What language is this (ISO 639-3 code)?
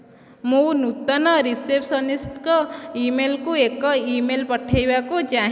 ori